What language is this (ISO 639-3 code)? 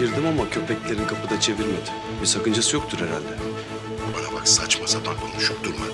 tur